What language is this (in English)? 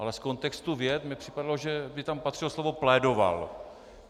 Czech